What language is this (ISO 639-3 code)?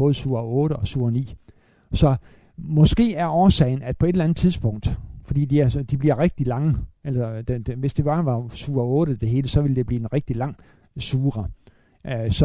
dan